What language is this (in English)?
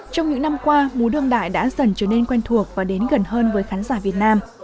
Vietnamese